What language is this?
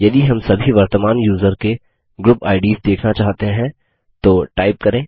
Hindi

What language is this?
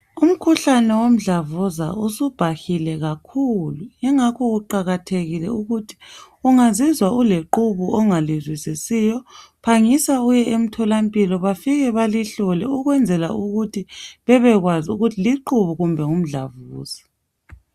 North Ndebele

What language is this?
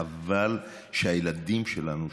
Hebrew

